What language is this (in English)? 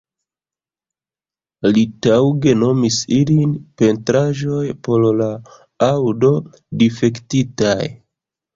Esperanto